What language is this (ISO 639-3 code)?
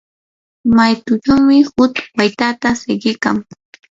qur